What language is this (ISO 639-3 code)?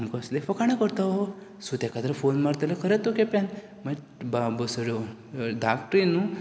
kok